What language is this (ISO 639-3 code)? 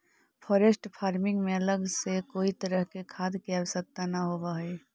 mag